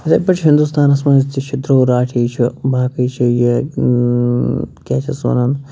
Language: Kashmiri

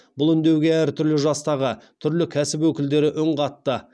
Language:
Kazakh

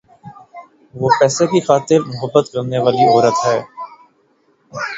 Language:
Urdu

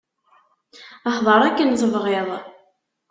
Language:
Kabyle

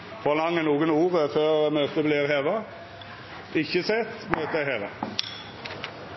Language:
Norwegian Nynorsk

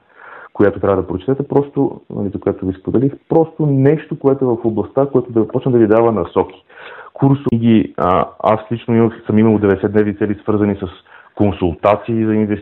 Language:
Bulgarian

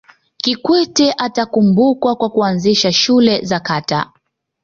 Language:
Swahili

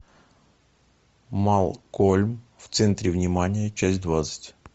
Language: Russian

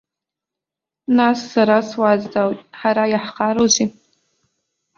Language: Abkhazian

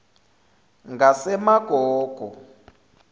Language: Zulu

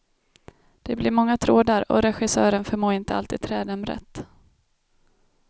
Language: Swedish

